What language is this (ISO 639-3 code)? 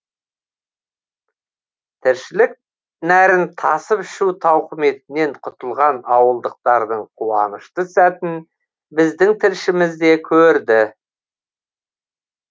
kaz